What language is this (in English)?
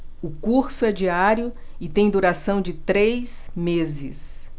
Portuguese